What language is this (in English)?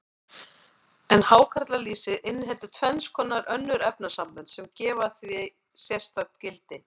Icelandic